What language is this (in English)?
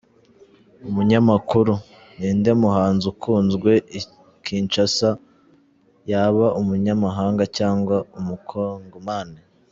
Kinyarwanda